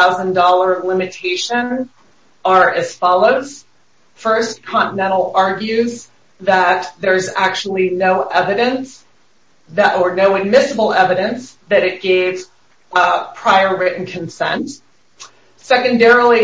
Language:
English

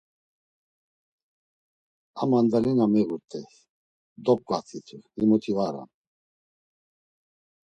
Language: Laz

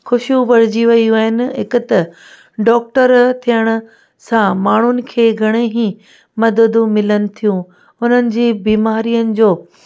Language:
Sindhi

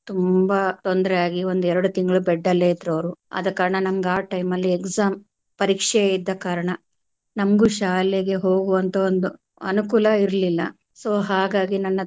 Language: Kannada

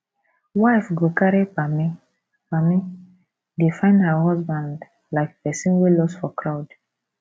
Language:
Nigerian Pidgin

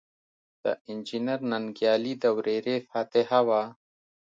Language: Pashto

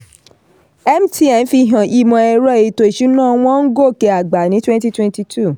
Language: Yoruba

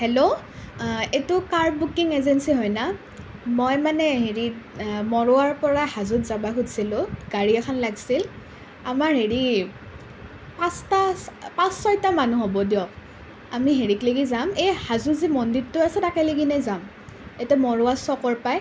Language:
Assamese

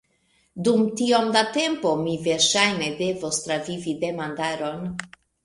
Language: Esperanto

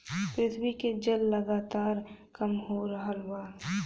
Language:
Bhojpuri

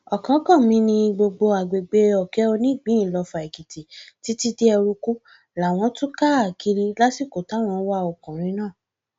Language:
Yoruba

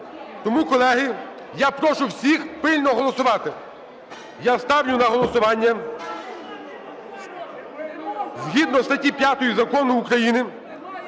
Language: Ukrainian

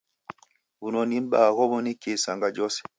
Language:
Taita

